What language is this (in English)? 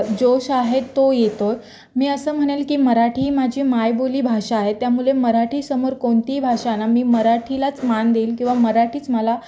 Marathi